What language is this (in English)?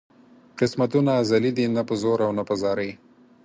Pashto